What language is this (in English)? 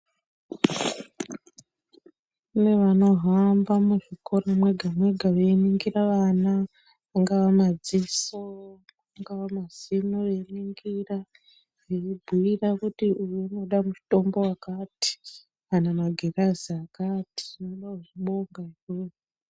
Ndau